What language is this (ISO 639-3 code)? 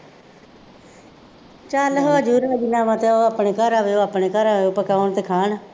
pan